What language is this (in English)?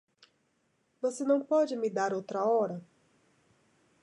Portuguese